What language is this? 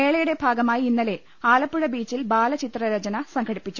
Malayalam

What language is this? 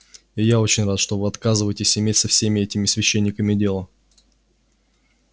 Russian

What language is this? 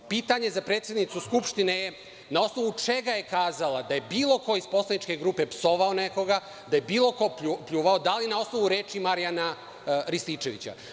Serbian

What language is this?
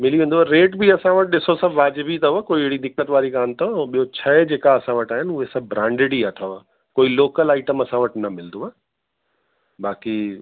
Sindhi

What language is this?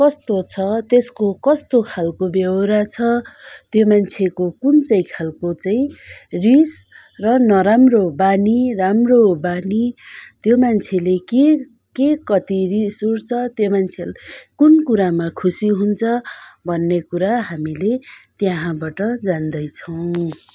Nepali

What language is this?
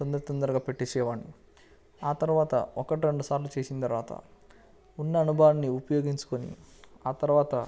Telugu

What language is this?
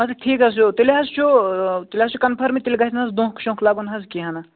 Kashmiri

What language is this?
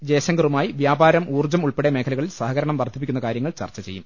Malayalam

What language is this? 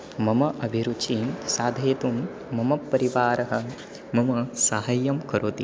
Sanskrit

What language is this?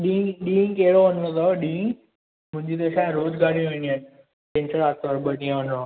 Sindhi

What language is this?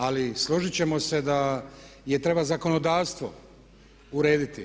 Croatian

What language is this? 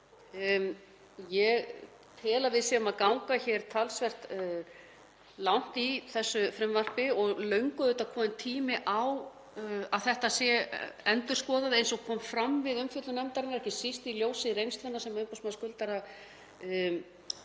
Icelandic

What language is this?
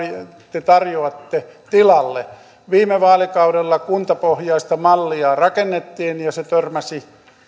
Finnish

